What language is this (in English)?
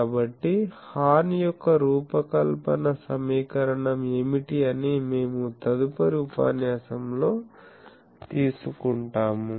Telugu